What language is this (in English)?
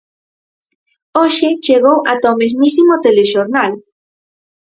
Galician